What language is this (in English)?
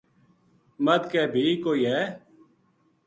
Gujari